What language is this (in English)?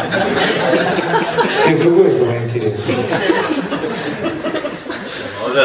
Russian